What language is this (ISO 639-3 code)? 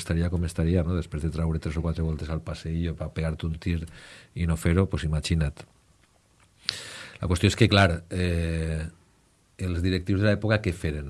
spa